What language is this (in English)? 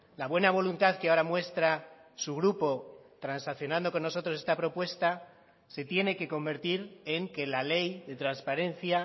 Spanish